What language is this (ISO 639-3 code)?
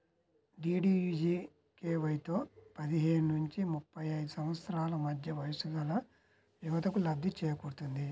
tel